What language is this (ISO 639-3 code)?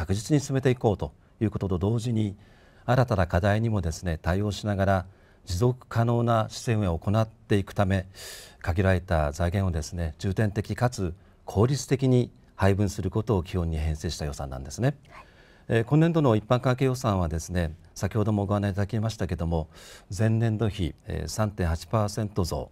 jpn